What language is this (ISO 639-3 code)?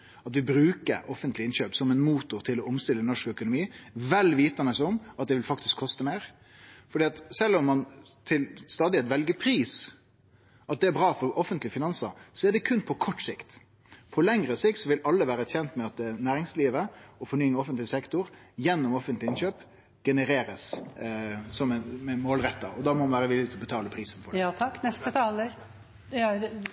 nno